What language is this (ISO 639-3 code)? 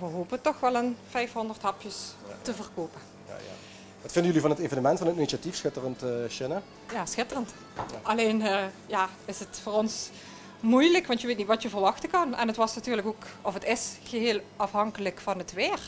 nld